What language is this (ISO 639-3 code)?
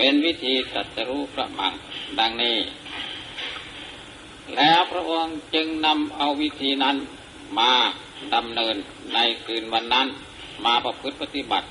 tha